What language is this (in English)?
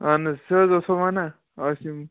Kashmiri